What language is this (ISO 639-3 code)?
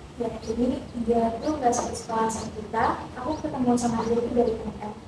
ind